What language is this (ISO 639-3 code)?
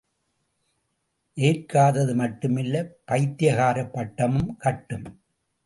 tam